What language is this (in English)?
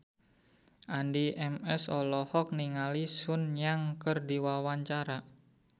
Sundanese